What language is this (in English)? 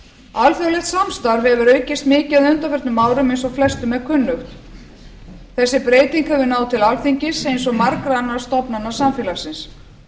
Icelandic